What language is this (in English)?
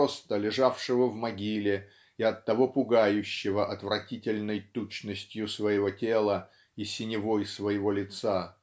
Russian